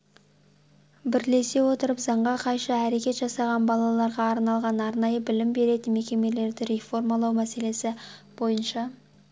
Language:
Kazakh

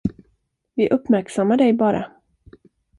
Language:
Swedish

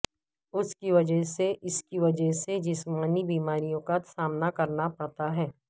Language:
Urdu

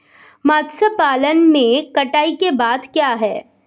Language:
Hindi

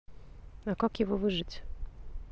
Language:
Russian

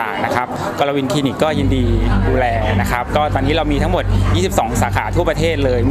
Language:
Thai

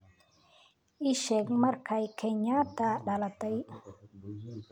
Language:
Somali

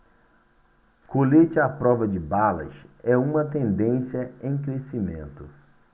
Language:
Portuguese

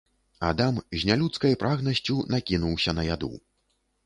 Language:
Belarusian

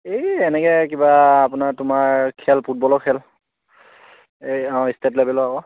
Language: Assamese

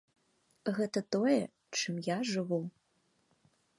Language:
Belarusian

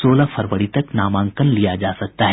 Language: Hindi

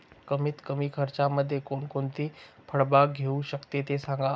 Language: Marathi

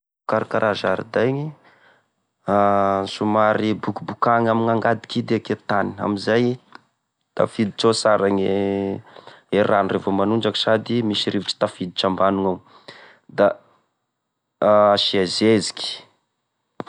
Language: Tesaka Malagasy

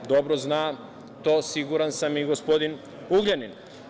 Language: Serbian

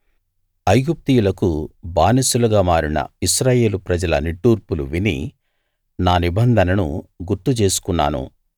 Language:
Telugu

